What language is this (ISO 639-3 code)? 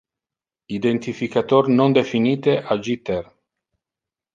ina